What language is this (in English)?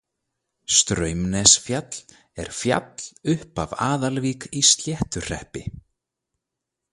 Icelandic